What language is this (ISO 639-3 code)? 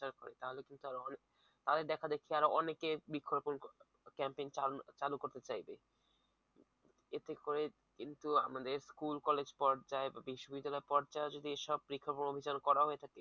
ben